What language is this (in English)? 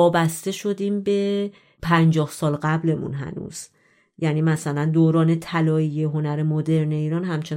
Persian